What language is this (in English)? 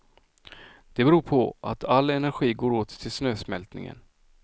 Swedish